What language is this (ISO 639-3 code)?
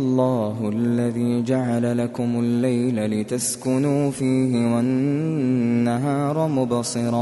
ara